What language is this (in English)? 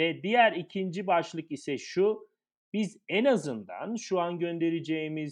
Turkish